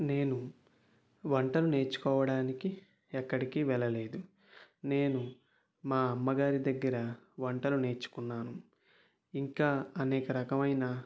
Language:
Telugu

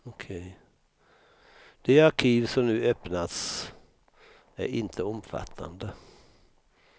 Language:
Swedish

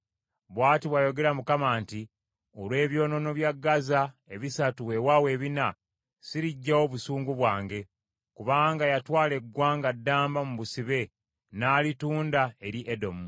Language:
Ganda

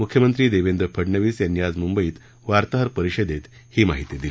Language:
Marathi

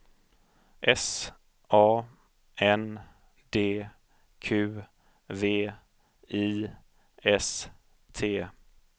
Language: Swedish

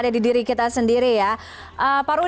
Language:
Indonesian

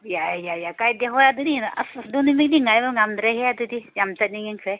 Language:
Manipuri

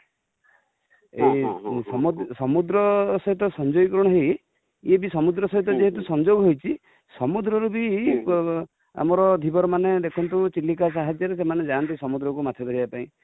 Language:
Odia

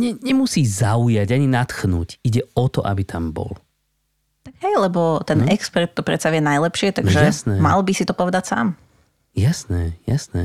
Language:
Slovak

